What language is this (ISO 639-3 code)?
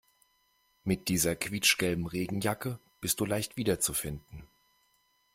deu